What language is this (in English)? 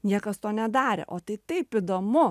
Lithuanian